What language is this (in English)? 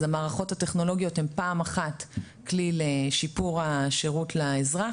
Hebrew